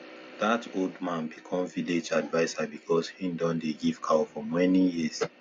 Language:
Nigerian Pidgin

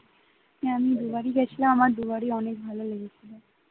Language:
Bangla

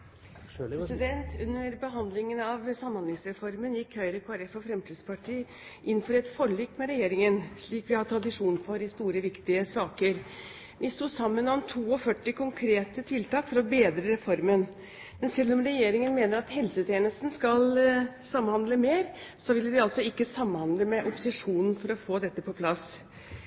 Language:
Norwegian Bokmål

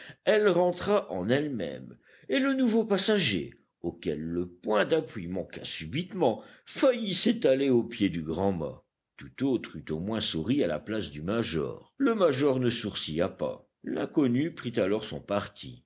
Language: French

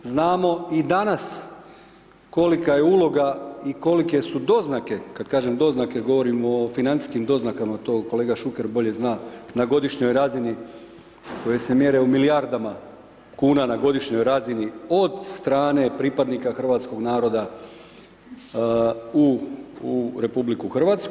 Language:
Croatian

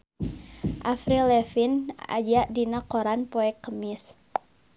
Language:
Sundanese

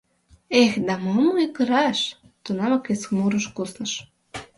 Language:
Mari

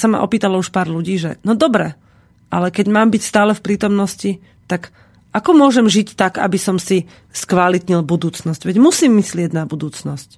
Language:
Slovak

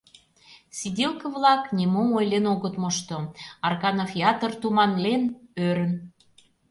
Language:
Mari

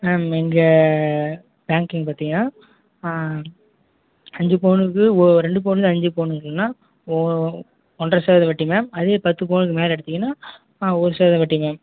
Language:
Tamil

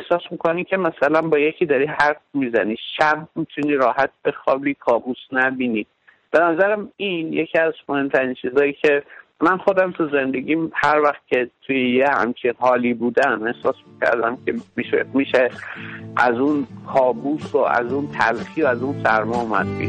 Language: Persian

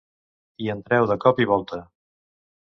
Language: Catalan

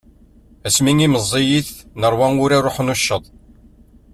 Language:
Kabyle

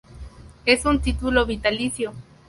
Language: Spanish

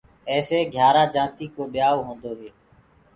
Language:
Gurgula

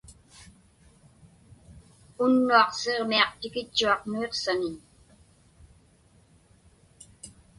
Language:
Inupiaq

